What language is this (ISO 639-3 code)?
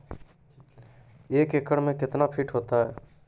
mai